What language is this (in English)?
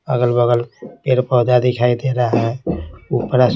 Hindi